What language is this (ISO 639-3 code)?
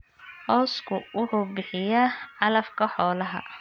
som